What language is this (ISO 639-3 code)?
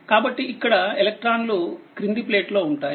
tel